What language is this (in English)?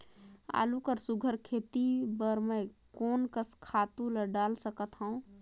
Chhattisgarhi